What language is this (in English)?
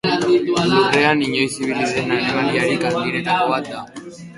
Basque